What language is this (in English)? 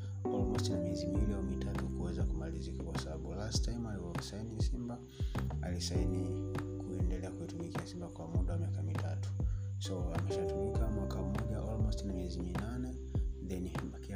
Swahili